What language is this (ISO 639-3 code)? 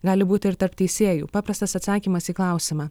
lit